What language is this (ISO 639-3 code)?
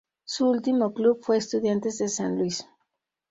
spa